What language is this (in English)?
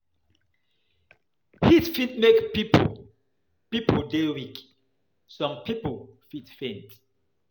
Nigerian Pidgin